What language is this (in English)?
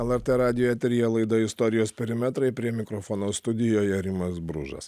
Lithuanian